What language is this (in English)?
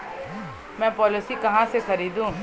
Hindi